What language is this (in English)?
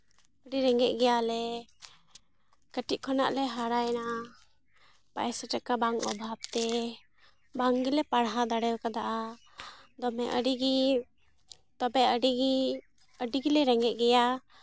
Santali